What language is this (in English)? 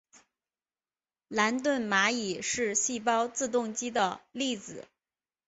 Chinese